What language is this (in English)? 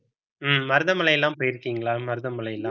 Tamil